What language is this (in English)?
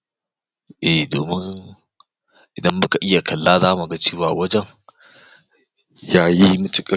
Hausa